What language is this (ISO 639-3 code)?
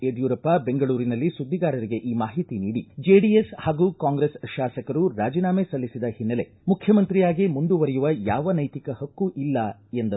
kan